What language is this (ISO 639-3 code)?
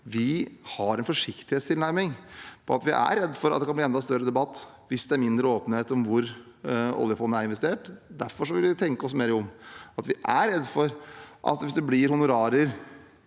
nor